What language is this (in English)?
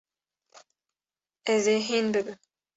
Kurdish